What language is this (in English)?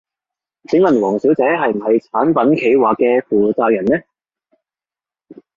Cantonese